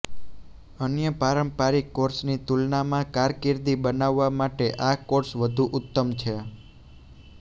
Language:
Gujarati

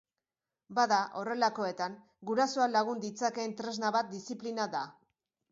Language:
Basque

